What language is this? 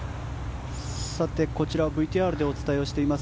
Japanese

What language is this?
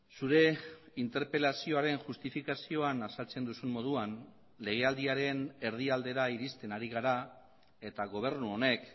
Basque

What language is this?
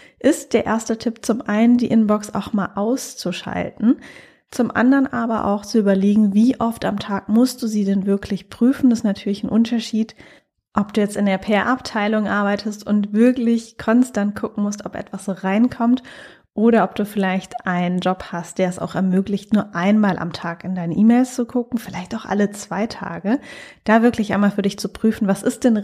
German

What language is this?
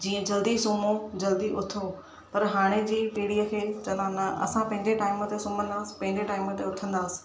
Sindhi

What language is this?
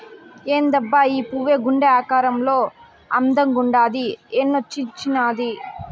Telugu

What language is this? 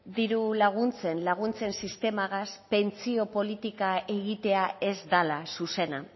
Basque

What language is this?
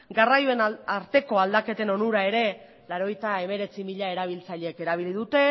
Basque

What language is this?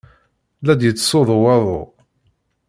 Kabyle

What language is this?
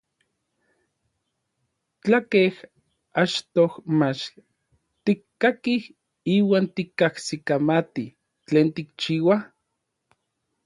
Orizaba Nahuatl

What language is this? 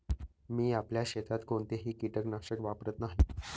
Marathi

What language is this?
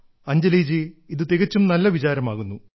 Malayalam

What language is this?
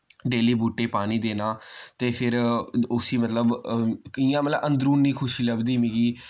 Dogri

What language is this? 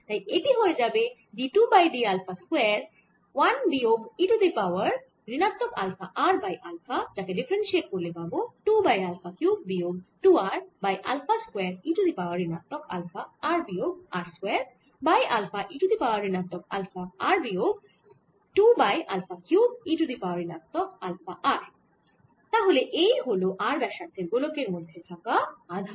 Bangla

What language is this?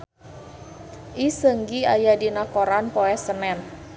Sundanese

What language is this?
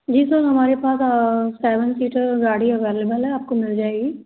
Hindi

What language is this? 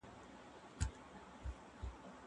Pashto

